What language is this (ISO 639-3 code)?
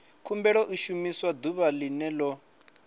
ven